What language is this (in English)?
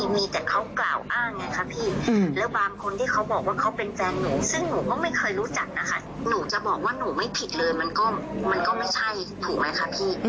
Thai